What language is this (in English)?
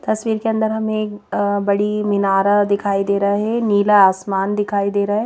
Hindi